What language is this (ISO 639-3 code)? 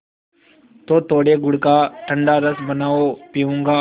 hin